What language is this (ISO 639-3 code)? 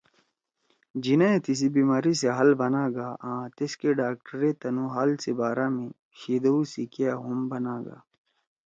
trw